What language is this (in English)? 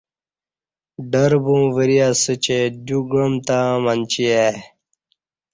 Kati